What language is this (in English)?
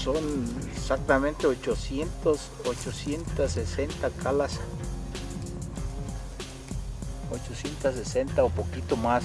Spanish